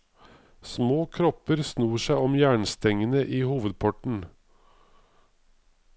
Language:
Norwegian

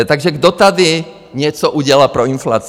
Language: Czech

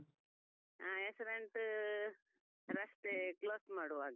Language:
Kannada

